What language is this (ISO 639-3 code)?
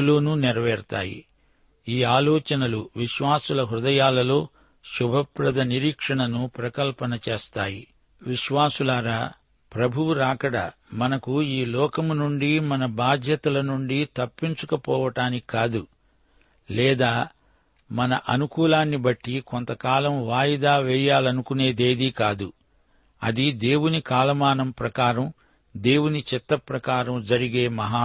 tel